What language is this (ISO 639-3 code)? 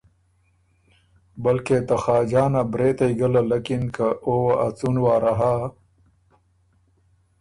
oru